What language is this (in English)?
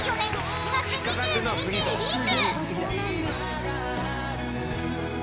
Japanese